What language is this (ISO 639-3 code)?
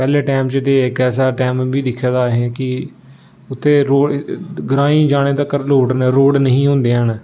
doi